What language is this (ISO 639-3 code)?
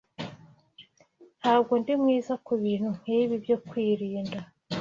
kin